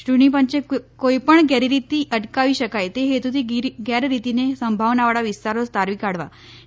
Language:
Gujarati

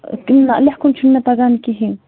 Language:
Kashmiri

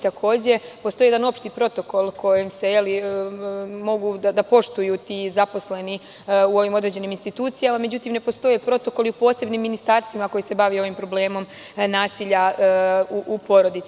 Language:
Serbian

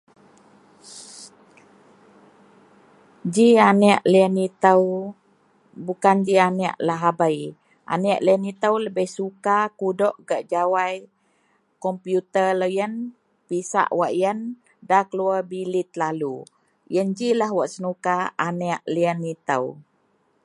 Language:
Central Melanau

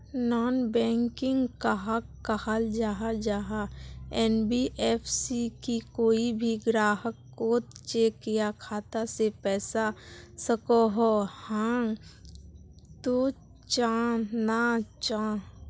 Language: Magahi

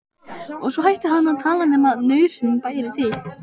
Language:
Icelandic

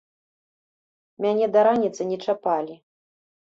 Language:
Belarusian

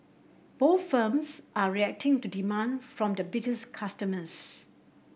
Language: English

